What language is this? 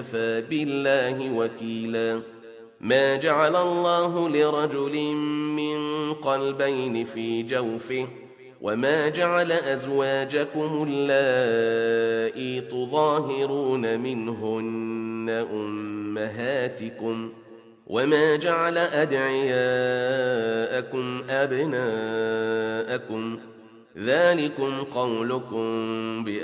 Arabic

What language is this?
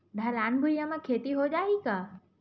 Chhattisgarhi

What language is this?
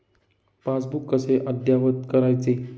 Marathi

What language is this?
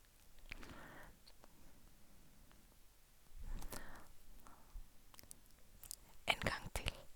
Norwegian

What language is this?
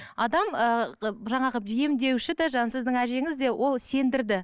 Kazakh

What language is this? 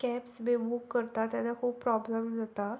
Konkani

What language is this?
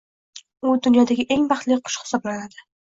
Uzbek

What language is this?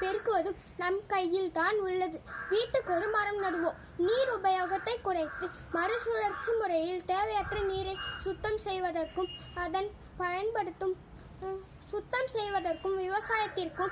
Tamil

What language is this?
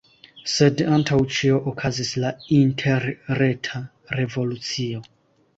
Esperanto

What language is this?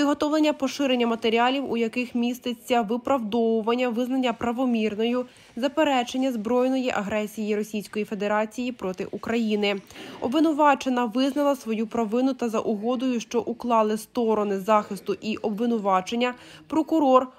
Ukrainian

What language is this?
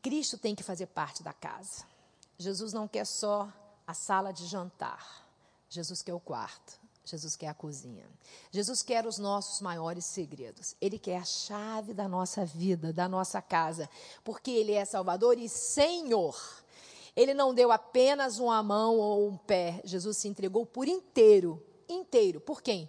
Portuguese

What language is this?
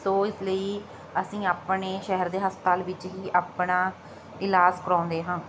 Punjabi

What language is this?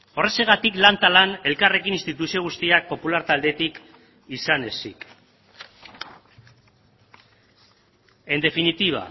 Basque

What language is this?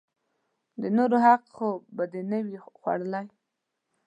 Pashto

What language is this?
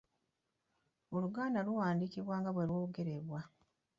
Ganda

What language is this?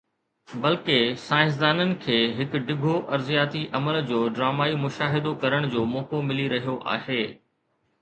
Sindhi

